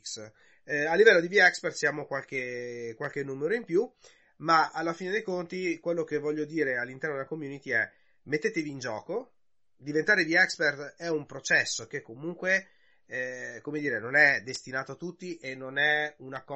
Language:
Italian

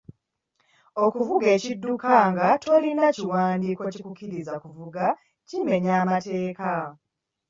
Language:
Ganda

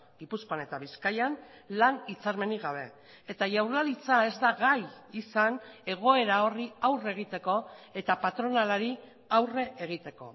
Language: Basque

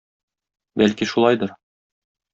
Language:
Tatar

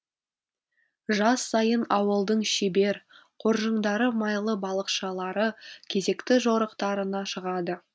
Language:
Kazakh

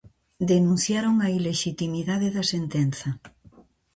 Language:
Galician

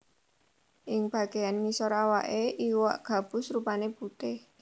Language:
Javanese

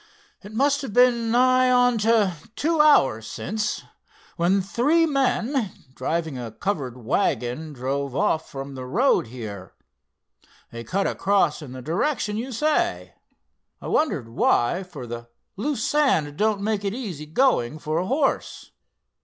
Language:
English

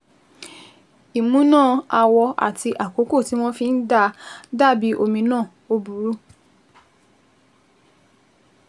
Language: Yoruba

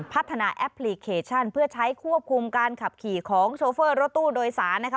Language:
Thai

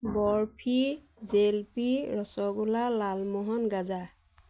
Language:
Assamese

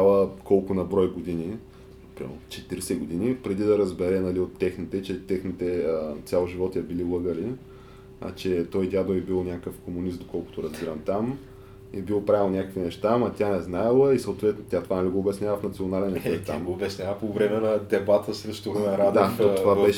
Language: Bulgarian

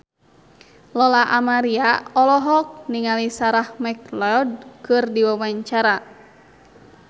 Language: Sundanese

